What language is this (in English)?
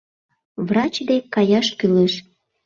Mari